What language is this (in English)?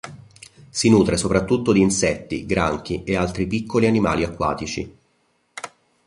Italian